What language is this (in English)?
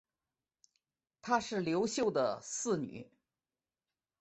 Chinese